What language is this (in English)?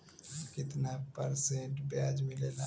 Bhojpuri